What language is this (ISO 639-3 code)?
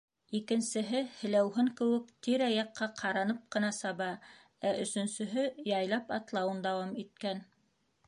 bak